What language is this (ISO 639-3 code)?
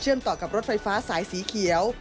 tha